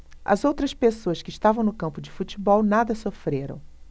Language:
Portuguese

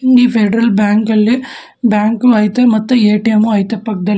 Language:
Kannada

